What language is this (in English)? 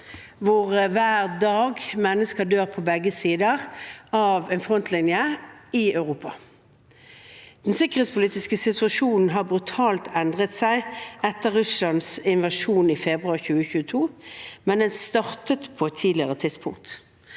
Norwegian